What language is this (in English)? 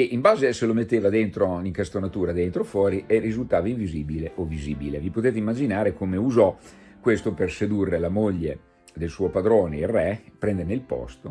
Italian